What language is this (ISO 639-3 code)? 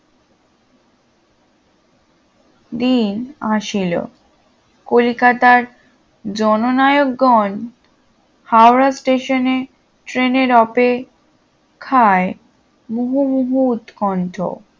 ben